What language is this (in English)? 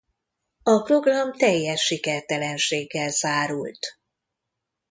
Hungarian